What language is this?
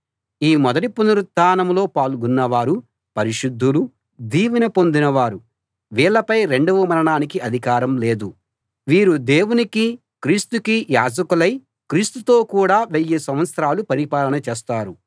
Telugu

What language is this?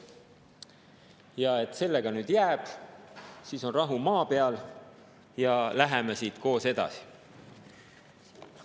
Estonian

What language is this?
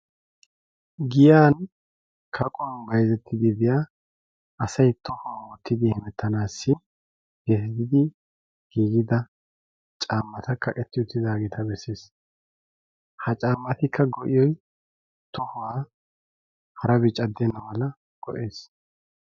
Wolaytta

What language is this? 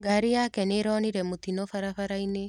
Kikuyu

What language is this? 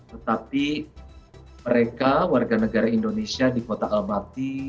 Indonesian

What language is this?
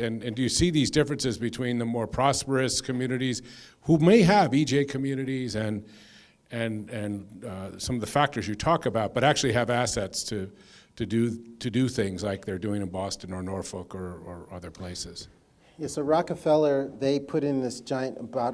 English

